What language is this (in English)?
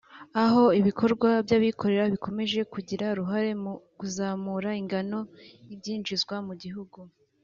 Kinyarwanda